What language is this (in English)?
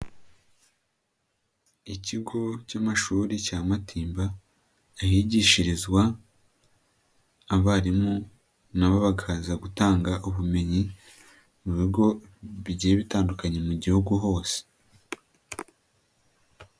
Kinyarwanda